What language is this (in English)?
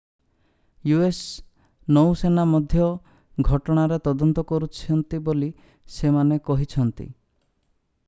Odia